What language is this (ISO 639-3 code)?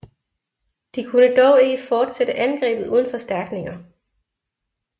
dan